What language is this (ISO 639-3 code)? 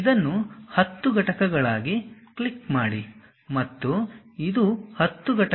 kan